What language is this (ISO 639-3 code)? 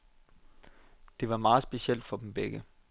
dan